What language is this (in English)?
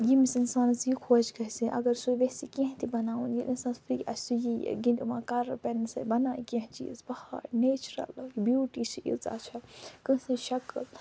Kashmiri